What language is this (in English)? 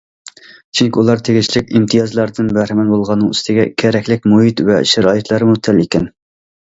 Uyghur